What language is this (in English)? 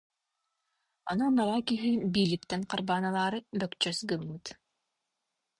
Yakut